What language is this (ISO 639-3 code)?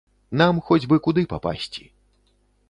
bel